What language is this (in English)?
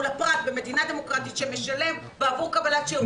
Hebrew